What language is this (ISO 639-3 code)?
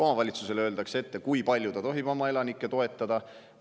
est